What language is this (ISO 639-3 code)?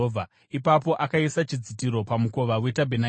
sna